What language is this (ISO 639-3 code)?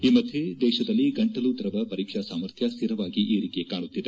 kan